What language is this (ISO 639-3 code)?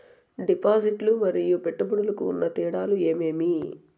tel